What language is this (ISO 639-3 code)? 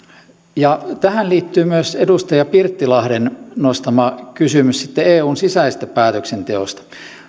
fin